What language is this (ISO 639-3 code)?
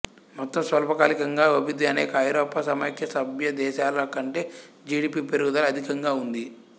tel